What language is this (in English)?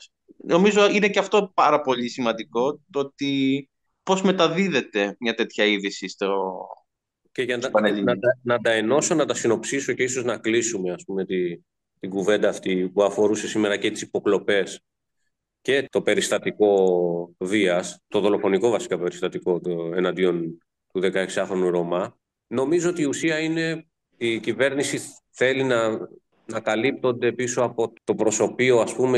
Greek